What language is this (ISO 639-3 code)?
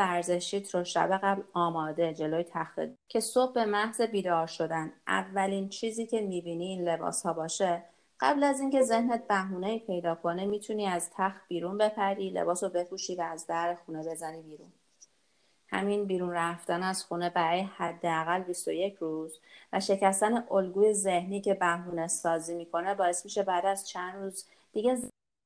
fas